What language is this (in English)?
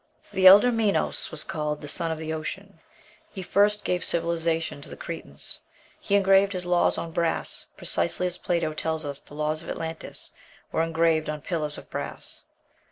English